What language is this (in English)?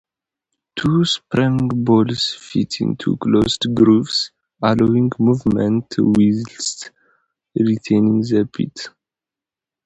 English